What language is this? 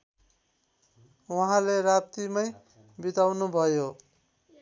Nepali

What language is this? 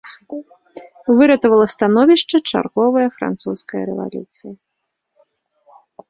Belarusian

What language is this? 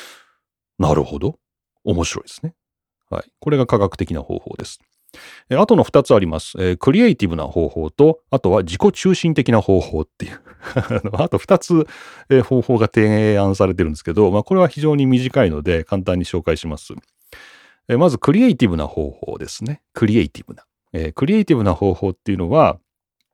Japanese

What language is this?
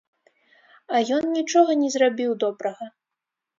Belarusian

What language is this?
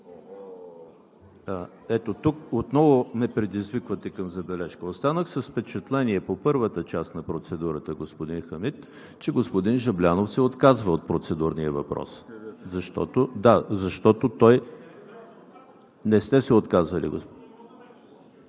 Bulgarian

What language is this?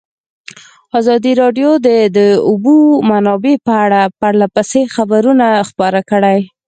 Pashto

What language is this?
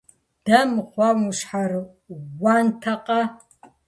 Kabardian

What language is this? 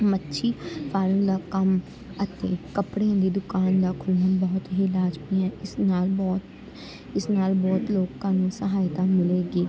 Punjabi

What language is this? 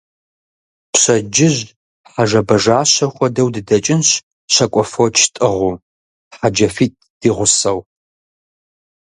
Kabardian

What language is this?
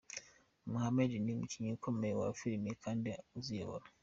Kinyarwanda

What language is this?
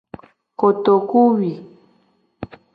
Gen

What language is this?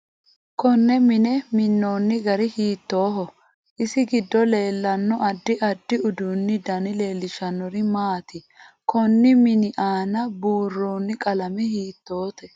Sidamo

